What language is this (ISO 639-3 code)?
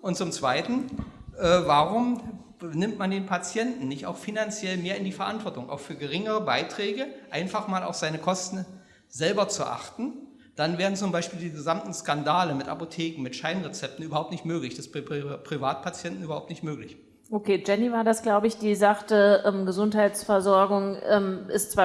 deu